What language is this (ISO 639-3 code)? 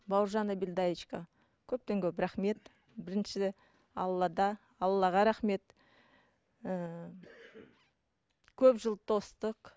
kaz